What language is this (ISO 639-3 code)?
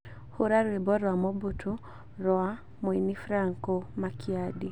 kik